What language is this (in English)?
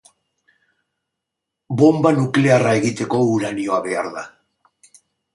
Basque